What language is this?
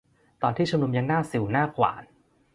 Thai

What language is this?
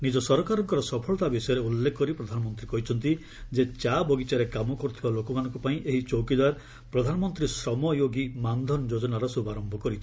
Odia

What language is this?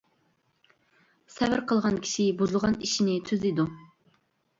Uyghur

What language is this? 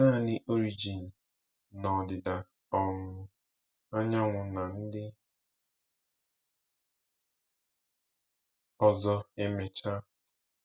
Igbo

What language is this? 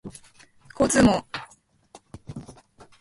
Japanese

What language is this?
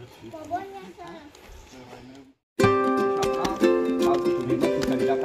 Indonesian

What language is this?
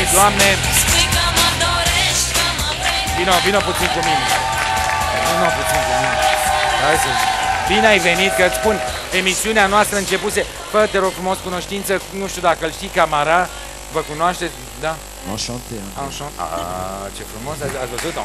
Romanian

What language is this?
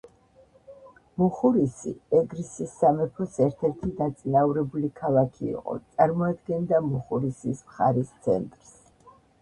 Georgian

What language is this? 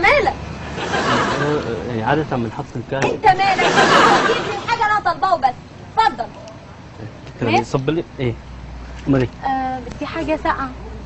Arabic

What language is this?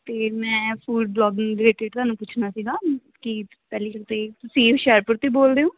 Punjabi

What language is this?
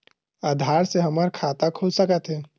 Chhattisgarhi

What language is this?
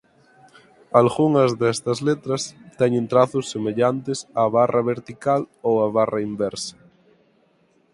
Galician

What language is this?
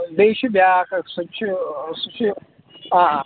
Kashmiri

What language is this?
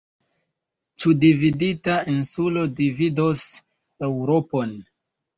Esperanto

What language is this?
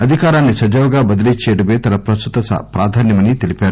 Telugu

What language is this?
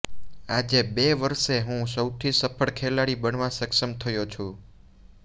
Gujarati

